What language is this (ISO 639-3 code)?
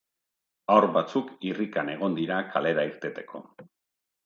eus